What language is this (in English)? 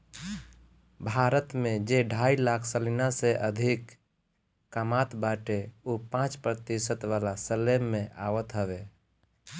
Bhojpuri